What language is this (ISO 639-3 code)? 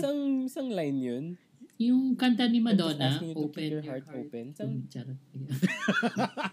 fil